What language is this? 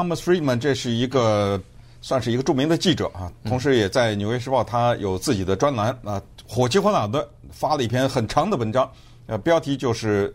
Chinese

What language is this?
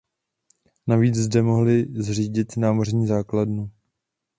Czech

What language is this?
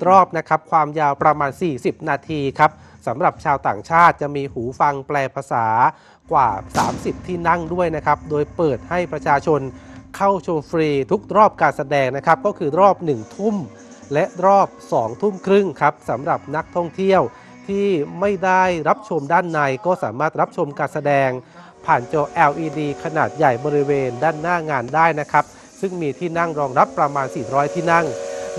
Thai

